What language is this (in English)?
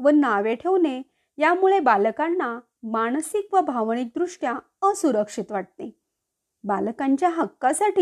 Marathi